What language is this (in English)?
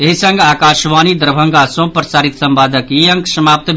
Maithili